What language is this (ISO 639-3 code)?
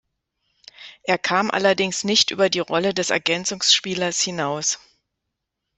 deu